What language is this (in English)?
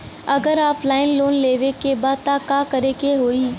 Bhojpuri